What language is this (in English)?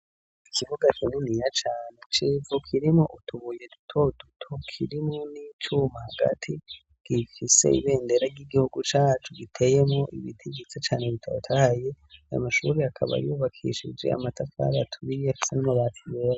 Rundi